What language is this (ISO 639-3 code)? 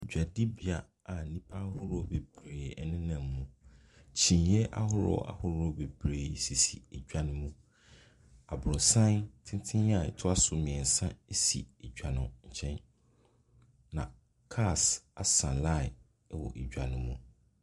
aka